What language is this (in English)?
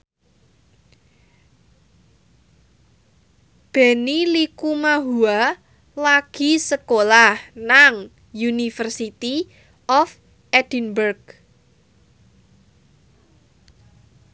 Javanese